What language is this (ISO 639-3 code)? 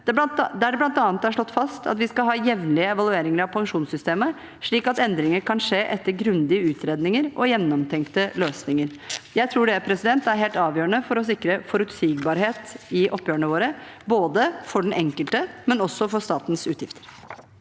nor